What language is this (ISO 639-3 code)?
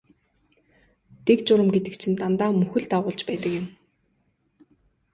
mon